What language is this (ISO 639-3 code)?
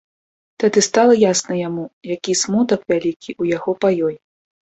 bel